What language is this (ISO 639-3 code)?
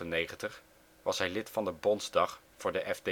nld